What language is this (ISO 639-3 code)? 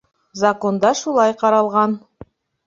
bak